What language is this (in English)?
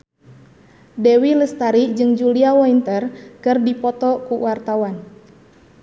Sundanese